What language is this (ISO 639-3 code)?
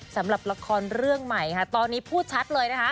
tha